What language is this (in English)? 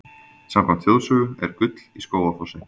Icelandic